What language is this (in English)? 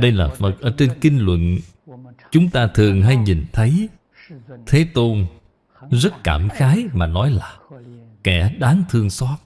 Vietnamese